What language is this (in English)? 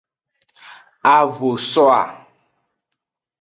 Aja (Benin)